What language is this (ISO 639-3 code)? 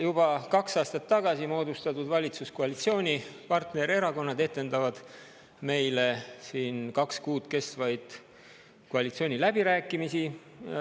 est